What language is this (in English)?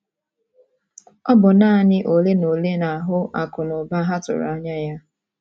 Igbo